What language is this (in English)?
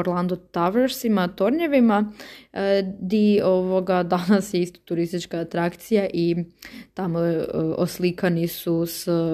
Croatian